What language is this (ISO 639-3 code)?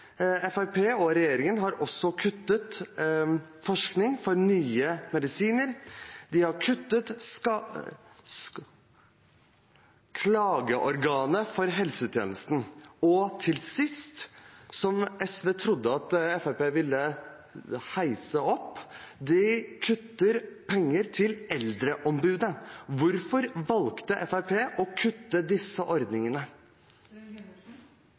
nob